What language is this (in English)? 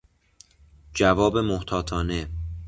Persian